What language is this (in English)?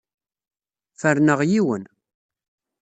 Kabyle